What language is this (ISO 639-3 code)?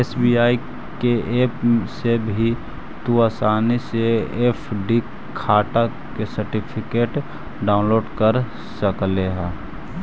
mag